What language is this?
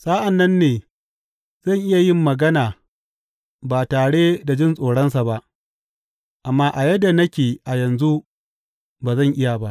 Hausa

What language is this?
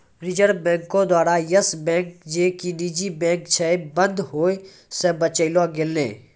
Maithili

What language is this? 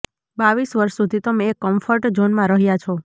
Gujarati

